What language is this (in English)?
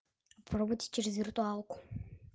Russian